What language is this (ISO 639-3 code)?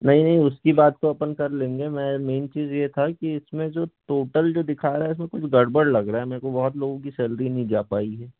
hin